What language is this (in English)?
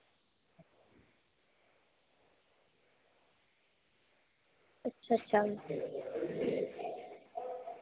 Dogri